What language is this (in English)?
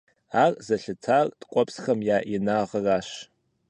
Kabardian